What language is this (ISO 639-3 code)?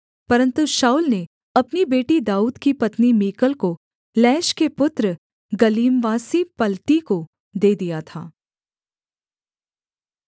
hin